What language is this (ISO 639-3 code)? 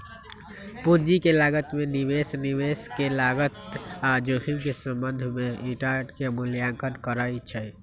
mag